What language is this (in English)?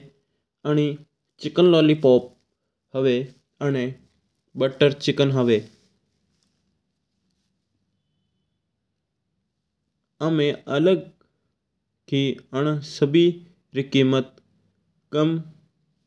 Mewari